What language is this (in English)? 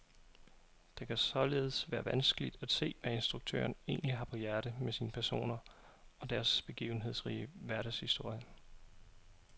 Danish